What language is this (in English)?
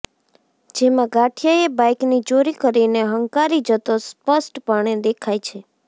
Gujarati